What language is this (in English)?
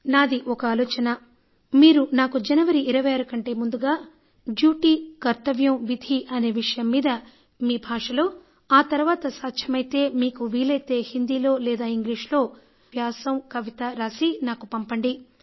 Telugu